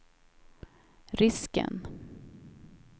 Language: Swedish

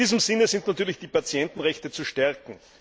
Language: German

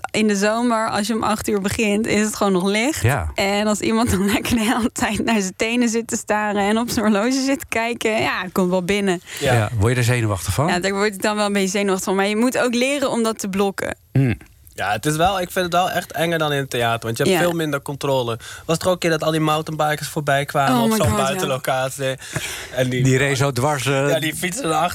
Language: Dutch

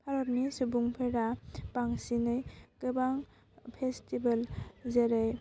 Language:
Bodo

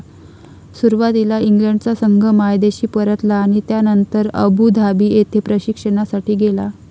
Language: Marathi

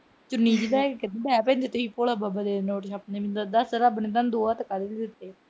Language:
Punjabi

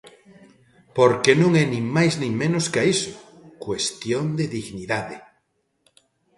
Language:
Galician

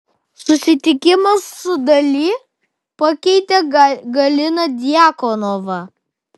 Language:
Lithuanian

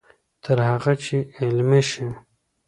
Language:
Pashto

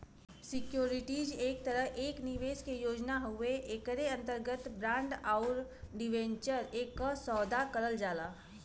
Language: Bhojpuri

